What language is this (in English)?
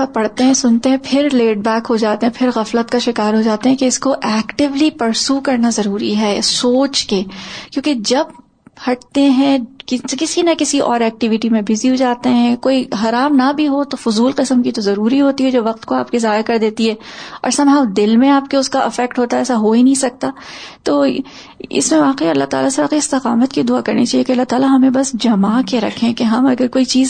Urdu